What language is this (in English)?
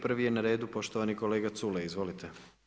Croatian